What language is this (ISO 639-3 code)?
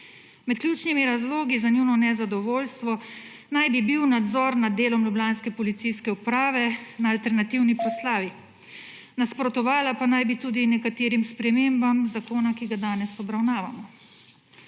slv